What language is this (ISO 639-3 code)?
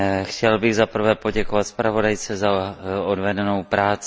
ces